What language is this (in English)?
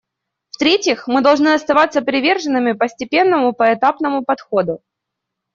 Russian